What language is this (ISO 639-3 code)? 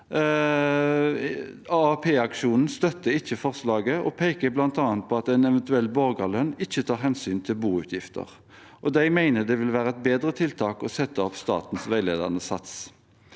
nor